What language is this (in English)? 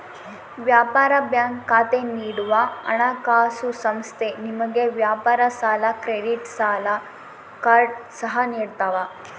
Kannada